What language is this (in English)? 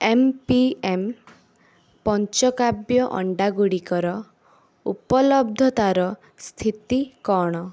Odia